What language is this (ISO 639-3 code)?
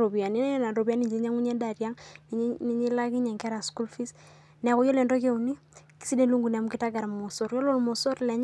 mas